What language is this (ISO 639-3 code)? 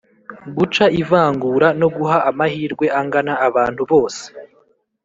kin